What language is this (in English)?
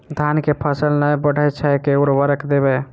Maithili